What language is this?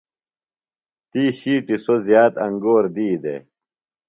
Phalura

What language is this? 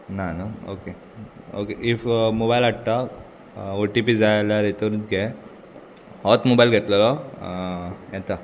Konkani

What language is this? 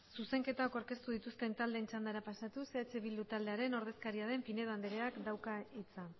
Basque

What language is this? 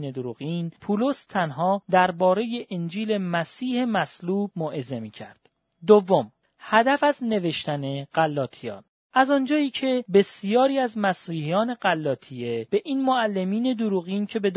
Persian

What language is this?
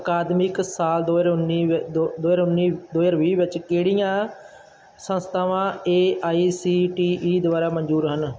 Punjabi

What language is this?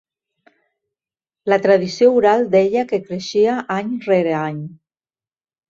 Catalan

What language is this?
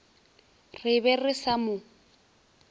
Northern Sotho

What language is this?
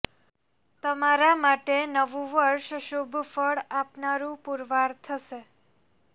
Gujarati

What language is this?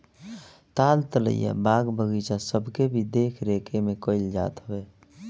Bhojpuri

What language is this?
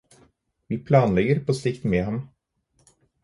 Norwegian Bokmål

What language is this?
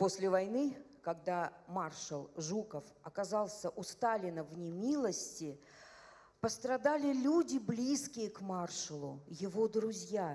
Russian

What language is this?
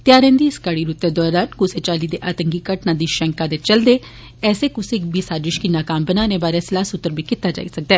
Dogri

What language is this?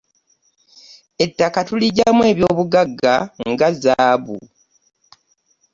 Ganda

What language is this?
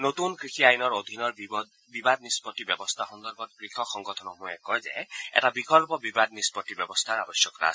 Assamese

